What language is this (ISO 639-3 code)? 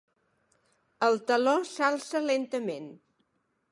cat